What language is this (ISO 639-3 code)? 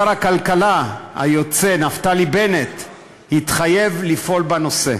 heb